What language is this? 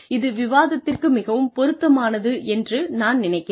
Tamil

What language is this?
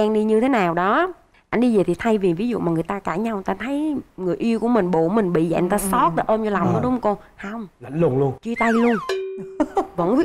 Vietnamese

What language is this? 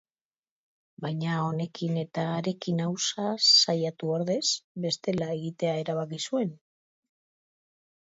Basque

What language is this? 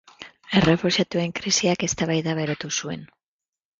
Basque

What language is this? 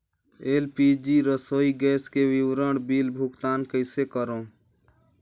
Chhattisgarhi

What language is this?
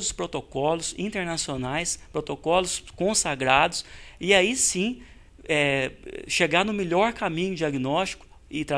Portuguese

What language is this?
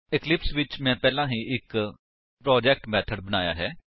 Punjabi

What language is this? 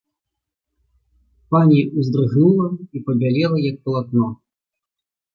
Belarusian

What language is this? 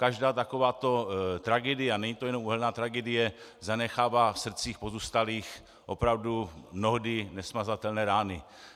Czech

